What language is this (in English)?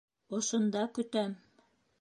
Bashkir